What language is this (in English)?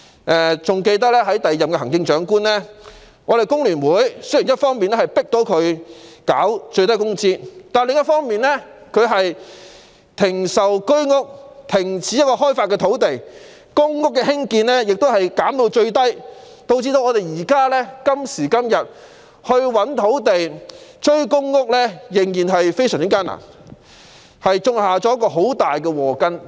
Cantonese